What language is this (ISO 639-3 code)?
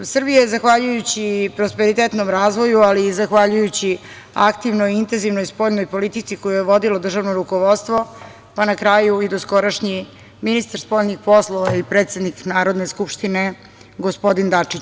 srp